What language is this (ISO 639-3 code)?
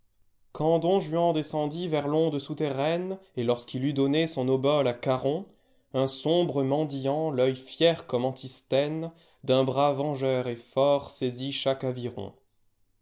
fra